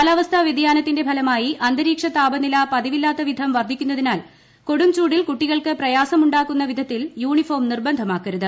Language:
Malayalam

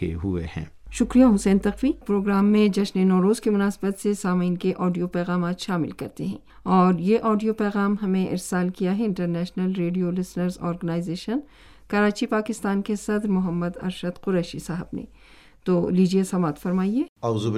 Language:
Urdu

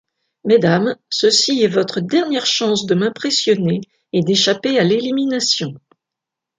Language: French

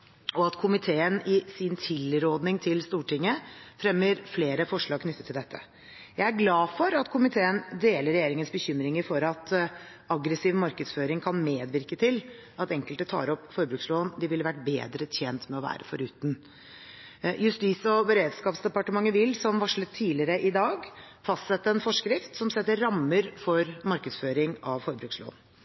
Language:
Norwegian Bokmål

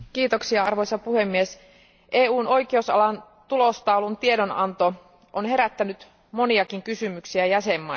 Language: Finnish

